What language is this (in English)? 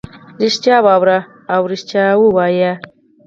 Pashto